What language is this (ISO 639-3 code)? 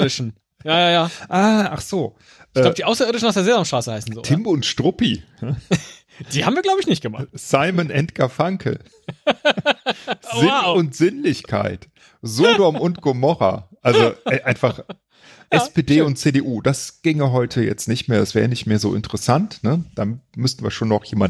deu